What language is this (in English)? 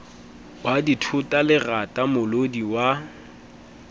Southern Sotho